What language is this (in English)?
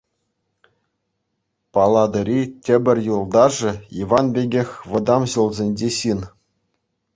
Chuvash